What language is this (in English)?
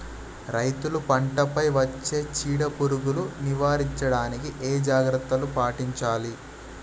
Telugu